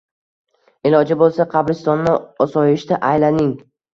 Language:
Uzbek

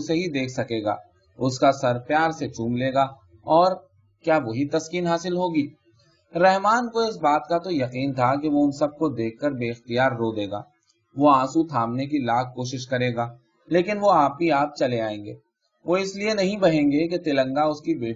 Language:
Urdu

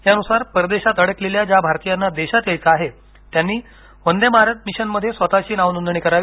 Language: Marathi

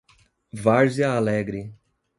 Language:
Portuguese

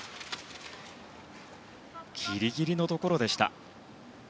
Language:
Japanese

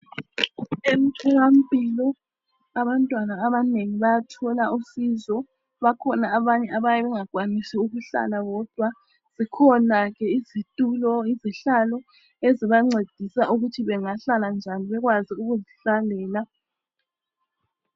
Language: North Ndebele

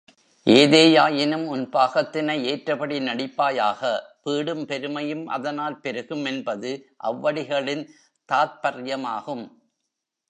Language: Tamil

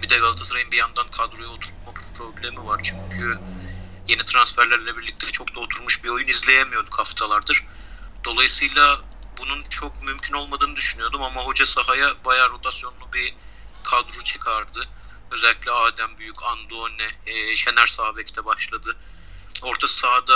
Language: Turkish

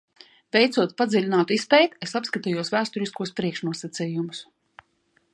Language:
Latvian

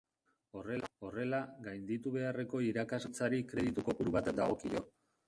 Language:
Basque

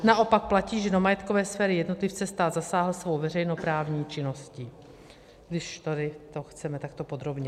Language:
Czech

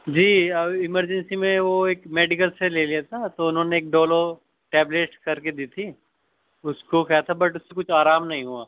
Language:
Urdu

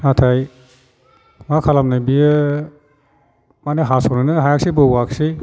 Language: Bodo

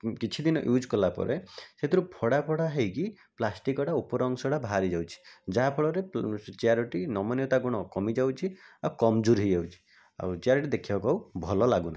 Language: Odia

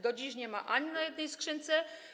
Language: Polish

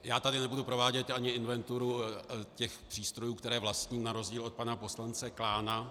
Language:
Czech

